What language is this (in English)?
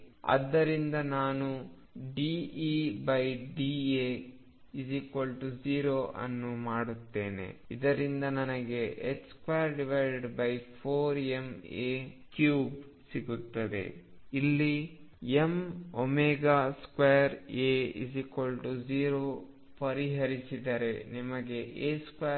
Kannada